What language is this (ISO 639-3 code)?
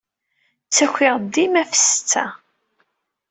kab